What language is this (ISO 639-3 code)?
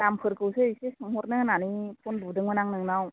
brx